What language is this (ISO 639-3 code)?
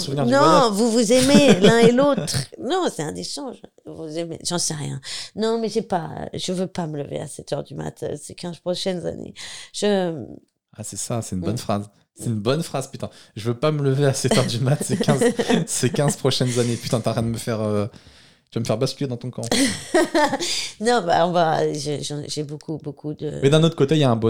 fra